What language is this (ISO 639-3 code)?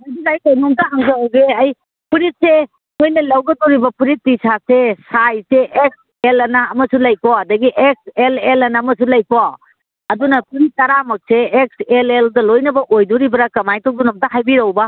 mni